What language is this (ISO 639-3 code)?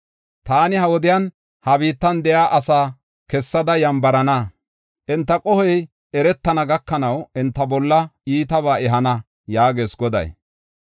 gof